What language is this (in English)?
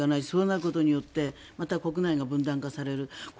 Japanese